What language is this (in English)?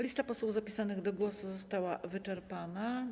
Polish